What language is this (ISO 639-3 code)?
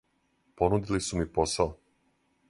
srp